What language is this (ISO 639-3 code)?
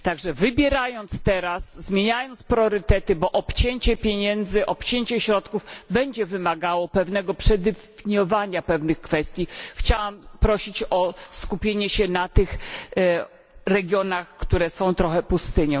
pol